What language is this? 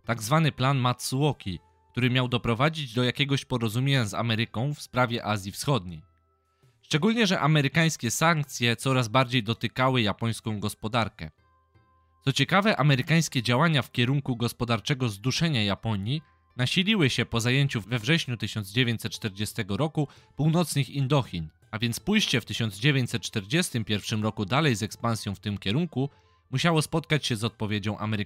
Polish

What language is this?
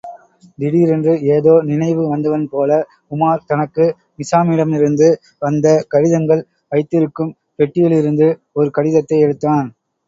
Tamil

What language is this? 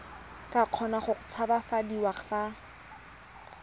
Tswana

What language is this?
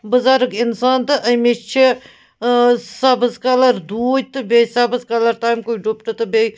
Kashmiri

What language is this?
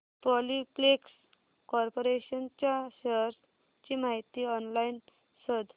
Marathi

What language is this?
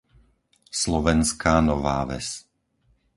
Slovak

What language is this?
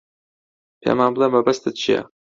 Central Kurdish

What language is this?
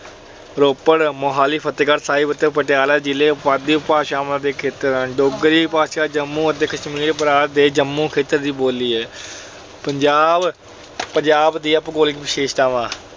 Punjabi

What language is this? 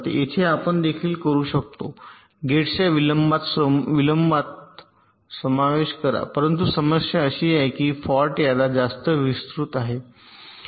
Marathi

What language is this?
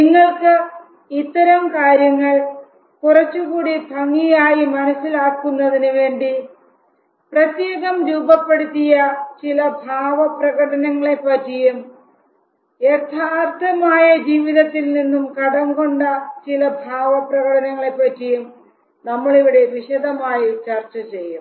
Malayalam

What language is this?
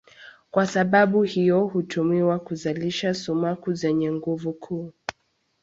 Swahili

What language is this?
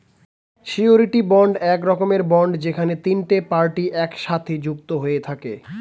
Bangla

